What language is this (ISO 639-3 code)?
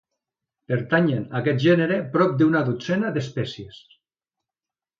cat